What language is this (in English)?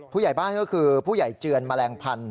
Thai